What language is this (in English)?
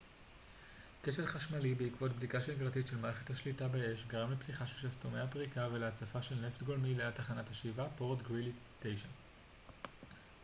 Hebrew